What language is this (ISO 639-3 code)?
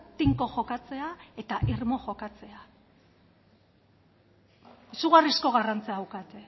eus